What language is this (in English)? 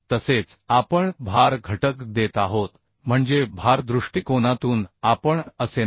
Marathi